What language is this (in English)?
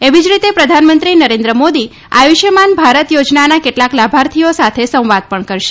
Gujarati